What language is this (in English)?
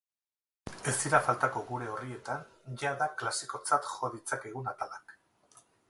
Basque